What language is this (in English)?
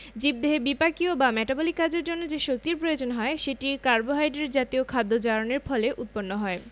Bangla